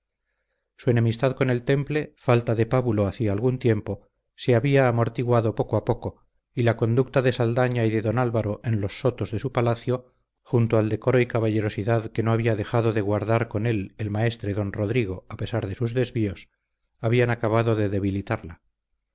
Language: Spanish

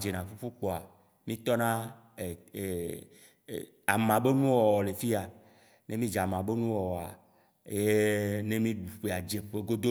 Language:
Waci Gbe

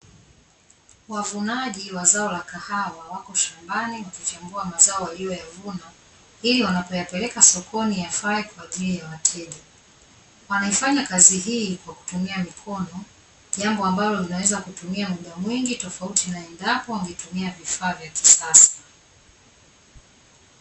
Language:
Swahili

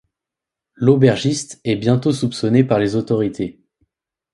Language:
French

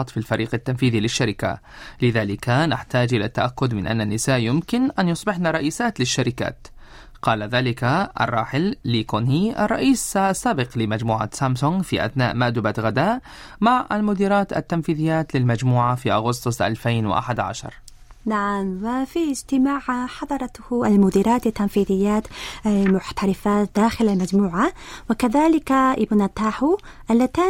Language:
Arabic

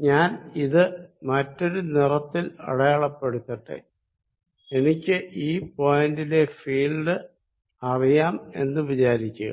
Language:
Malayalam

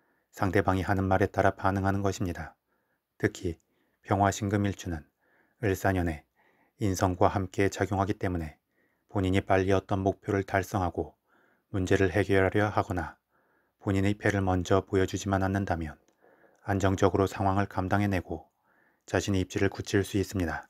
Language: Korean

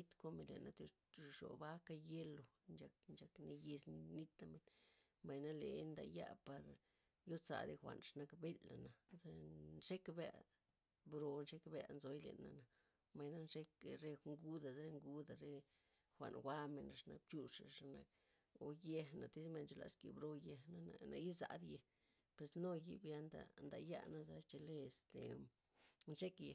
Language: Loxicha Zapotec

